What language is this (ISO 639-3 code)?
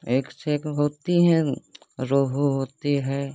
hin